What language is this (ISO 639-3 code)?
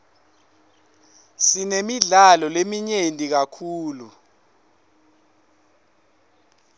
ssw